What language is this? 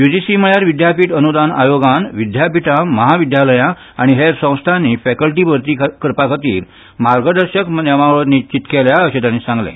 Konkani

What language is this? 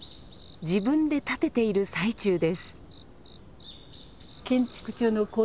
Japanese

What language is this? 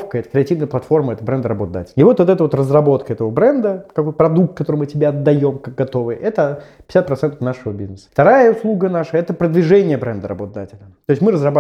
Russian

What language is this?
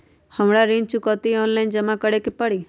Magahi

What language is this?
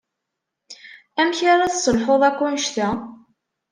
Kabyle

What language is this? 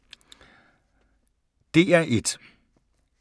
Danish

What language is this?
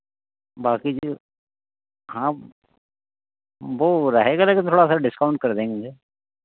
Hindi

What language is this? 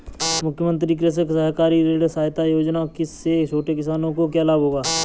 Hindi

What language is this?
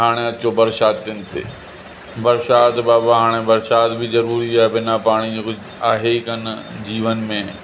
Sindhi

